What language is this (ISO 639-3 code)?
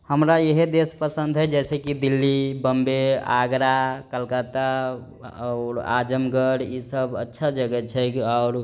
mai